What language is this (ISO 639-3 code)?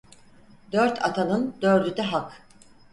tur